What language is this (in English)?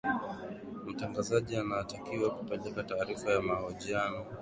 Swahili